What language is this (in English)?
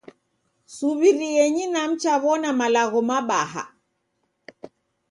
Taita